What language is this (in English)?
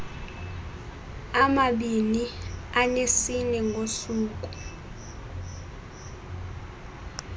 Xhosa